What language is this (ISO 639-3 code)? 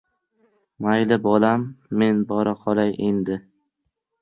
uzb